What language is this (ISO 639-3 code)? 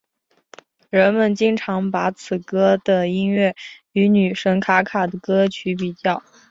zho